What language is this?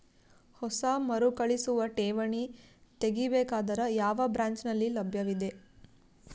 Kannada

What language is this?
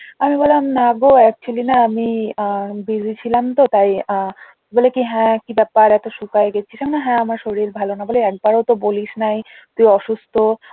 Bangla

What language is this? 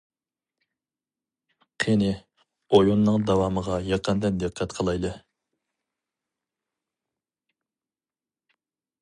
Uyghur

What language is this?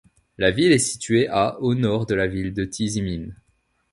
French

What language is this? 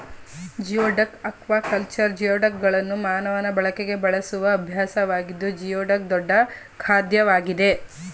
Kannada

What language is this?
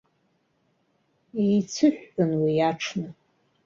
Abkhazian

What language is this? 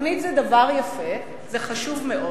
Hebrew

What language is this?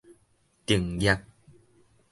Min Nan Chinese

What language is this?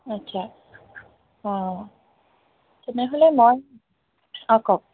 Assamese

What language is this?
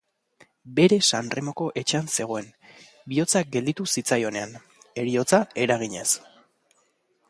Basque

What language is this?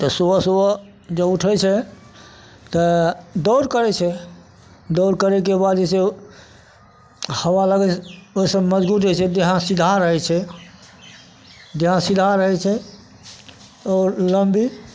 Maithili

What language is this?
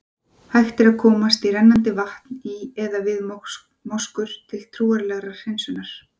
Icelandic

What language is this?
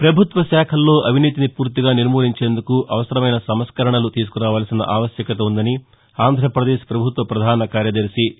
Telugu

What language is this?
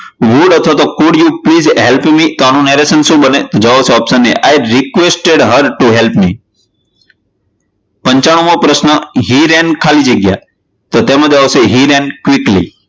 Gujarati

